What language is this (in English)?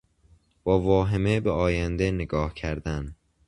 Persian